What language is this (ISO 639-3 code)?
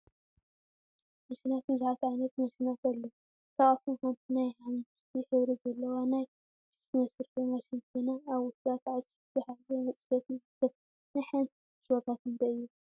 tir